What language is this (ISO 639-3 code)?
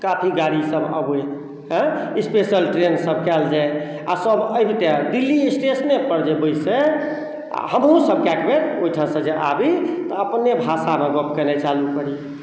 mai